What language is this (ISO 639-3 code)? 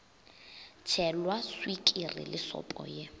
nso